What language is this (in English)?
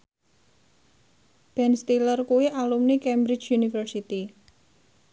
Javanese